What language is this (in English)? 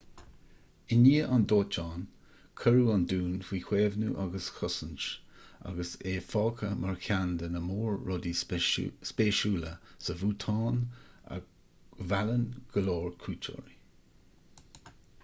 Irish